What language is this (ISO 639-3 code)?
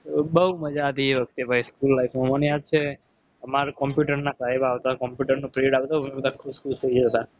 guj